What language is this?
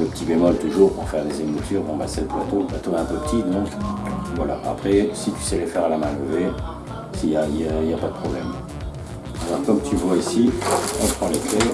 French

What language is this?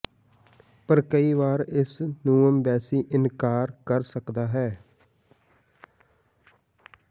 Punjabi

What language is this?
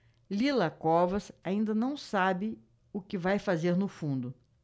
Portuguese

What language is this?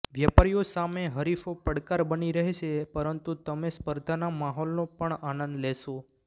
Gujarati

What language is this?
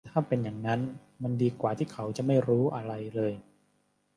Thai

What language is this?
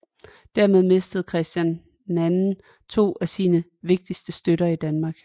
Danish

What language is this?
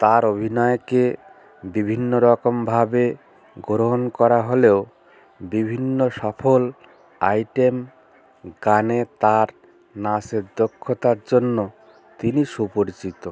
Bangla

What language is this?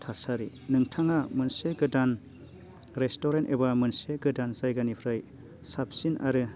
Bodo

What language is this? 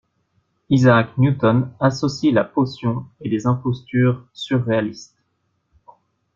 French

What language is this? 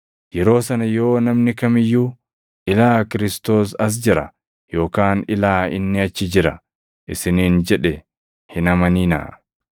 Oromo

